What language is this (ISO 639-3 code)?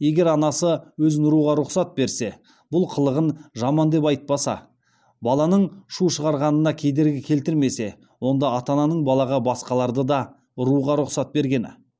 kaz